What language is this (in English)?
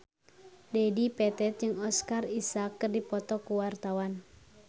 Sundanese